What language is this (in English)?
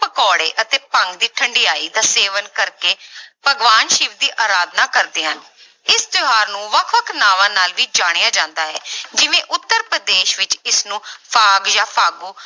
Punjabi